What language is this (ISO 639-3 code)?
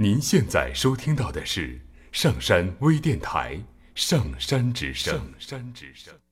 zho